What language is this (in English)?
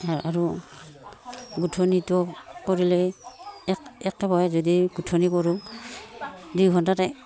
Assamese